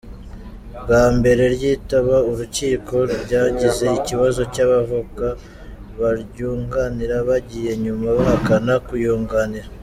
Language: Kinyarwanda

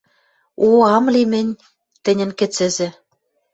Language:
Western Mari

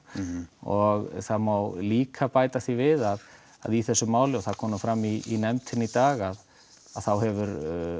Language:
Icelandic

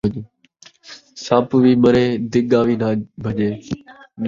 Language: Saraiki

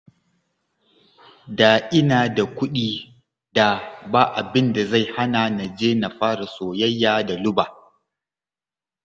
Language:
Hausa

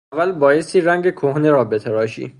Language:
Persian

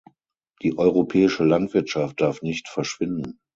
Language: German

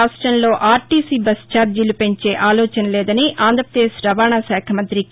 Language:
Telugu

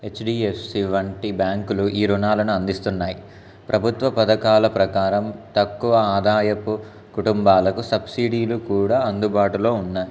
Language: Telugu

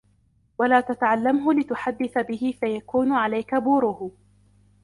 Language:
Arabic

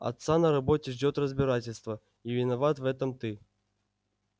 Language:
Russian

